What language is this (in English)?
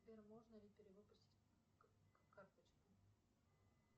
Russian